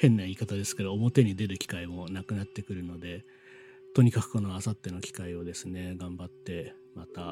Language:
Japanese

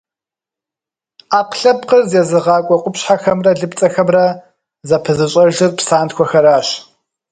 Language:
Kabardian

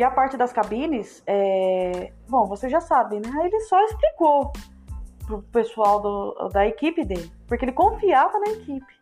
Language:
Portuguese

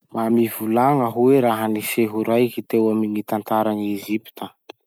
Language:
Masikoro Malagasy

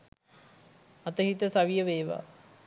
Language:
Sinhala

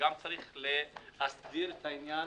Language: Hebrew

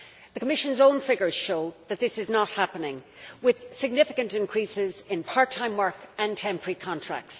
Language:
English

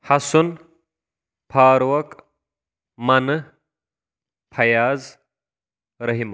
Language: Kashmiri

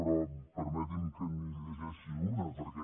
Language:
Catalan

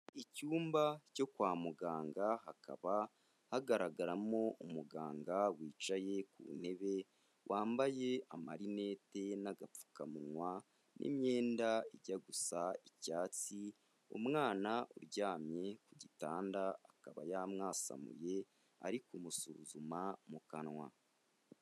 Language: Kinyarwanda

